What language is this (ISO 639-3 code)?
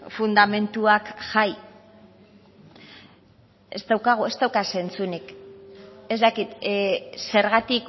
eus